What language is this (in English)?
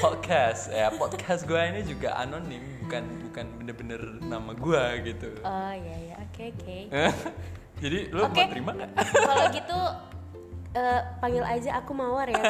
Indonesian